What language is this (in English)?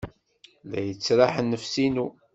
Kabyle